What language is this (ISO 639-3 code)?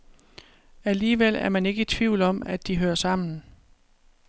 dan